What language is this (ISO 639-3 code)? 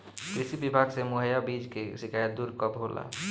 bho